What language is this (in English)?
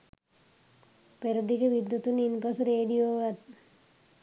Sinhala